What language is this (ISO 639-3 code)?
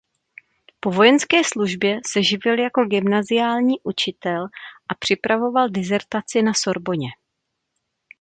ces